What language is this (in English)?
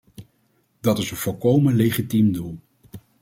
Dutch